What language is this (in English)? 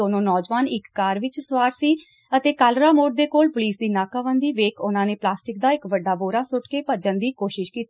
Punjabi